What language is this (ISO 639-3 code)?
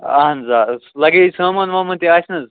kas